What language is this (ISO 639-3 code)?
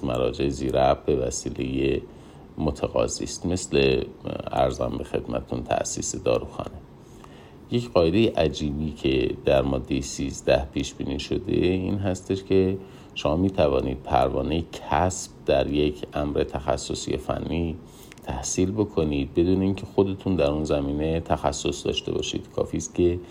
fas